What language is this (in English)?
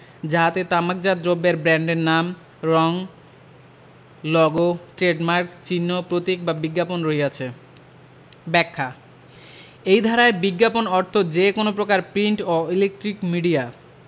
Bangla